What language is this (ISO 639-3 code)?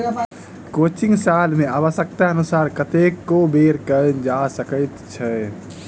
mai